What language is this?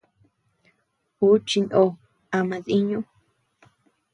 Tepeuxila Cuicatec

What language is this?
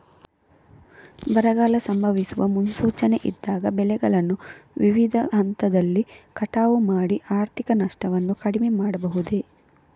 Kannada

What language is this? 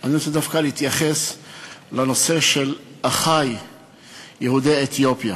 Hebrew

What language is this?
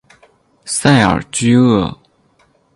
Chinese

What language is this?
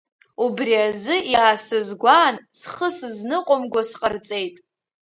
Abkhazian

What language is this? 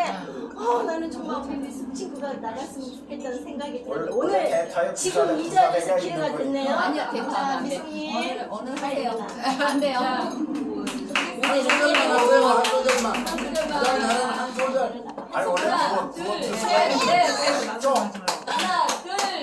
Korean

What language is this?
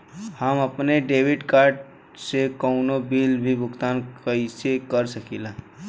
Bhojpuri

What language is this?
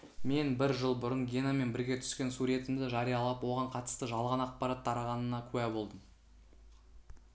Kazakh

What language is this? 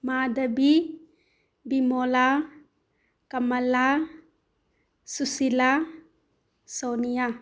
Manipuri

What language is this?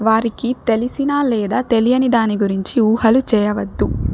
Telugu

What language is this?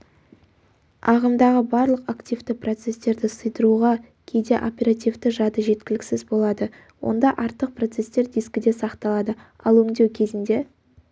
Kazakh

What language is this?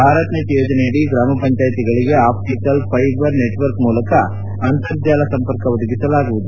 Kannada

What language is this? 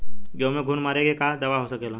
Bhojpuri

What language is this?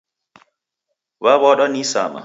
Taita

